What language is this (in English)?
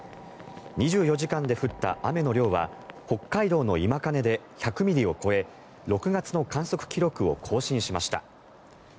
Japanese